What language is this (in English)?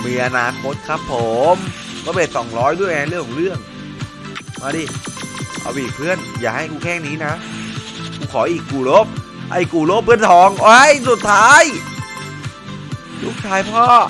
Thai